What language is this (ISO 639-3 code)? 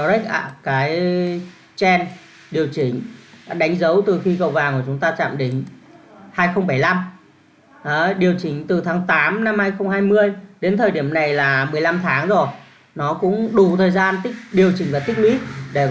vie